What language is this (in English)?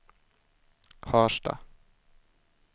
Swedish